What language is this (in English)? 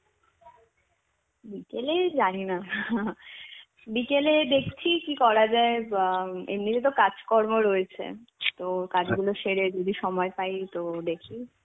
Bangla